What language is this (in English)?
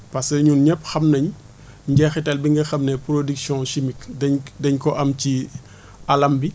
Wolof